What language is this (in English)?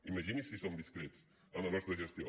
Catalan